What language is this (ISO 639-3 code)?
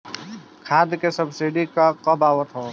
bho